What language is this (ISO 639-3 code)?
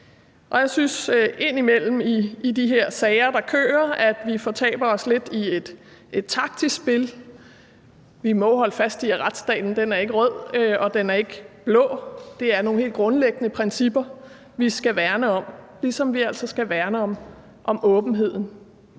dan